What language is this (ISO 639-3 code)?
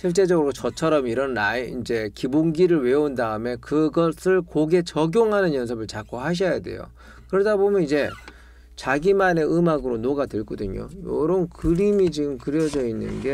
kor